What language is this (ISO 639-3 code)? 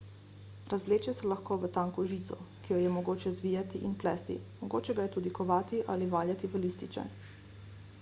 slv